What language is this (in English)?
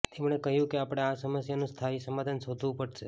Gujarati